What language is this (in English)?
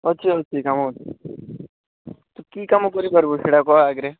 Odia